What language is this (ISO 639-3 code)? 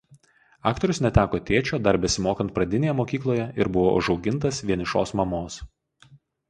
lit